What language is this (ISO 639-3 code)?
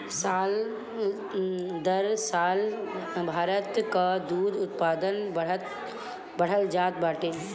bho